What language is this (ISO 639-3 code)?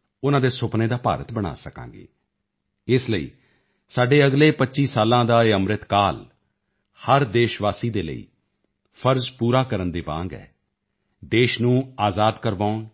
pan